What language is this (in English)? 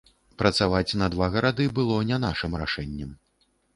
Belarusian